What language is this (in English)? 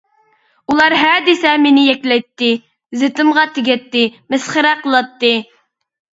Uyghur